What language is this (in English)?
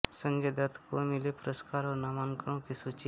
Hindi